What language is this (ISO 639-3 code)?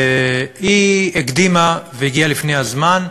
heb